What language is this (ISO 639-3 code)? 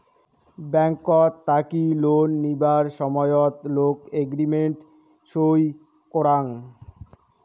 ben